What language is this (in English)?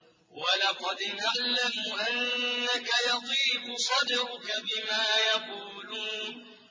Arabic